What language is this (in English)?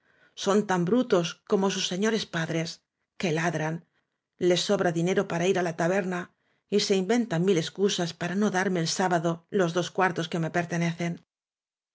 Spanish